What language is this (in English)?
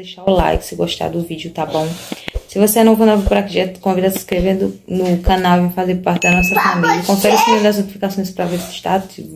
Portuguese